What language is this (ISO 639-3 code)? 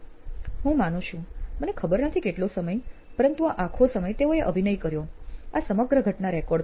guj